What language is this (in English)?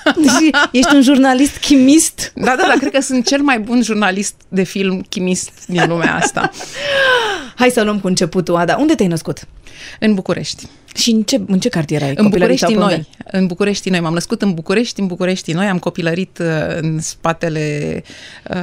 Romanian